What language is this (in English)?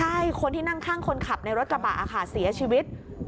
Thai